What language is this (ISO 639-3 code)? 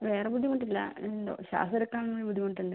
mal